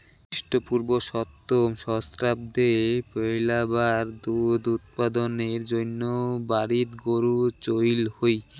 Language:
Bangla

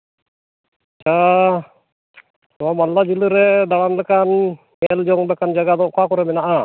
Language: Santali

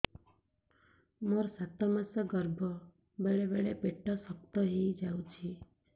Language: Odia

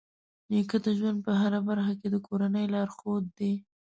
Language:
Pashto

